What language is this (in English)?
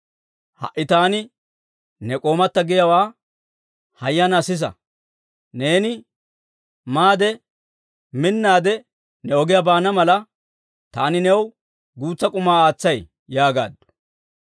Dawro